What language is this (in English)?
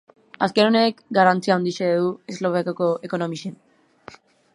Basque